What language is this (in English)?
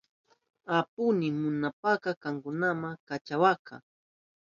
Southern Pastaza Quechua